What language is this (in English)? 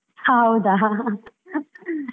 Kannada